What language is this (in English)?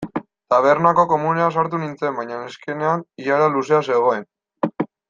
Basque